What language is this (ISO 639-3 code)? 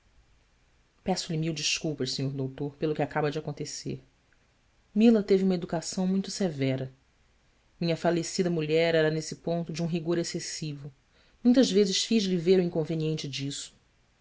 por